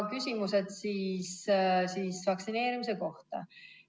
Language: Estonian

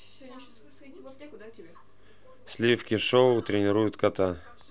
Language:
Russian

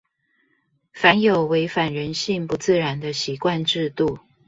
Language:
Chinese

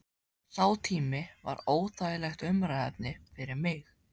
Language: Icelandic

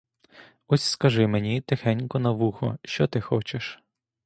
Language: Ukrainian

